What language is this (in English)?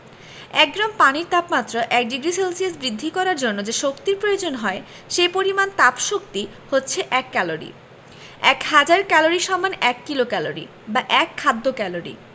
Bangla